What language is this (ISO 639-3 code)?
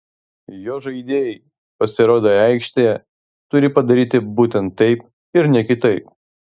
lit